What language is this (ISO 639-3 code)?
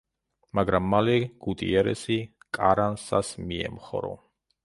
kat